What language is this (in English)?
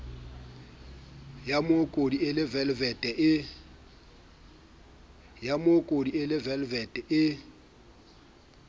Southern Sotho